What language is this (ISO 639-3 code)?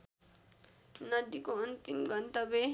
nep